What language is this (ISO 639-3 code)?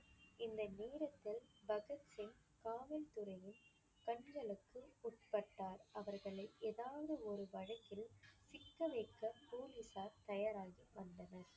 tam